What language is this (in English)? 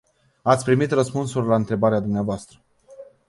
Romanian